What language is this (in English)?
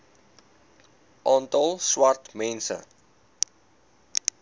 Afrikaans